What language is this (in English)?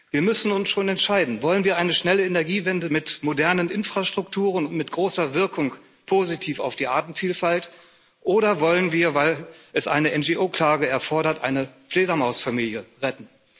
German